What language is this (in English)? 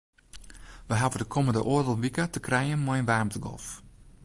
Western Frisian